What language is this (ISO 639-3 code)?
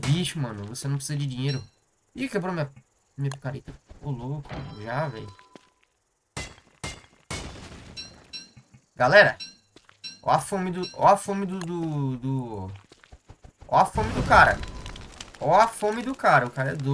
por